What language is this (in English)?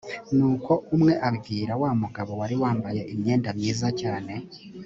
Kinyarwanda